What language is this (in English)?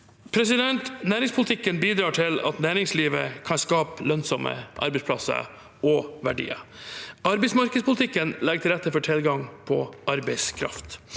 Norwegian